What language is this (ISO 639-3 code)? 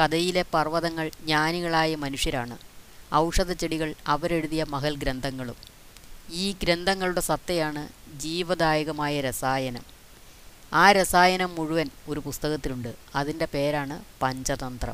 mal